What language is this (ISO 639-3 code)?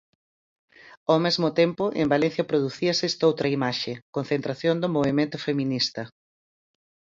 glg